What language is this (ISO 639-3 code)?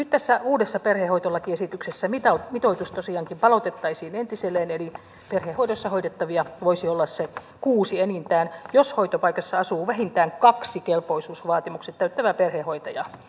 fin